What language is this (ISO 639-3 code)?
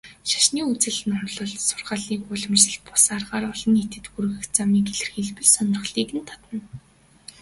mon